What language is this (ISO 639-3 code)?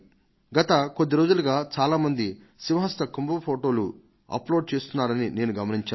tel